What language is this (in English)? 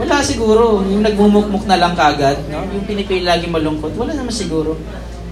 Filipino